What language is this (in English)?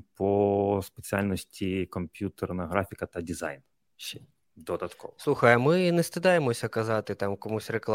Ukrainian